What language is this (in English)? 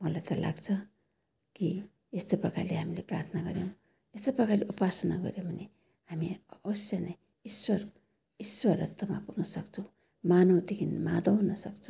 Nepali